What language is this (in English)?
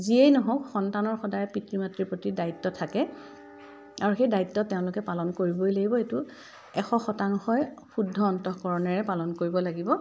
Assamese